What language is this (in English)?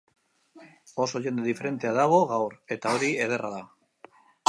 Basque